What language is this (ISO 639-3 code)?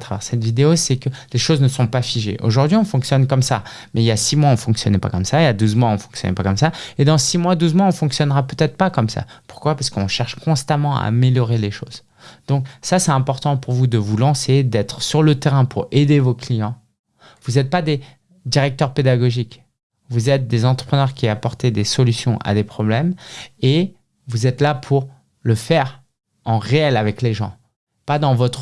fra